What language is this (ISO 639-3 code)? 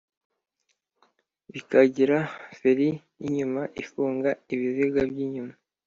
kin